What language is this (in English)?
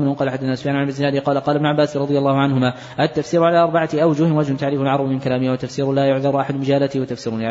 Arabic